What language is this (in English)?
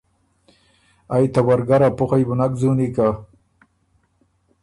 Ormuri